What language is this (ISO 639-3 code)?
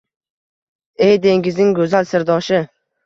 uzb